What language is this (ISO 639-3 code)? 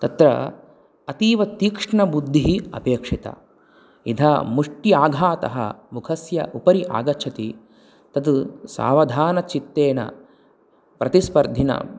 san